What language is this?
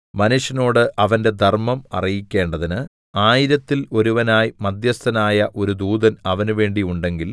Malayalam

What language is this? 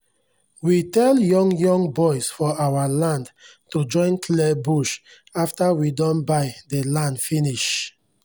Nigerian Pidgin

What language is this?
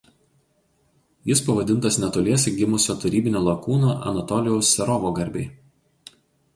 Lithuanian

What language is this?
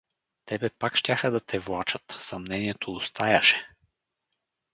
Bulgarian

